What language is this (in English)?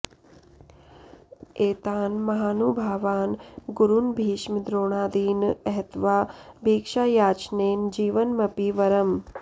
Sanskrit